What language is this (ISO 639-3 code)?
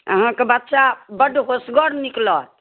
mai